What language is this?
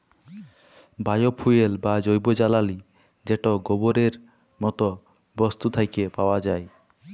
Bangla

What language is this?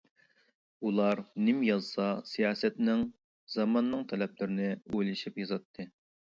Uyghur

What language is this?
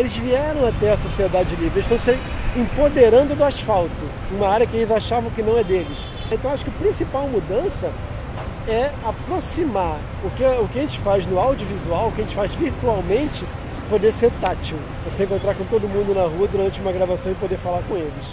Portuguese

